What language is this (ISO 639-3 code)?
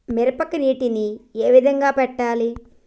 tel